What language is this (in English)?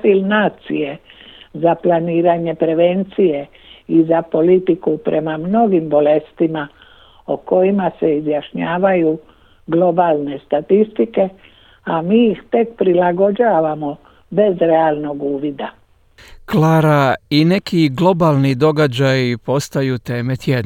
Croatian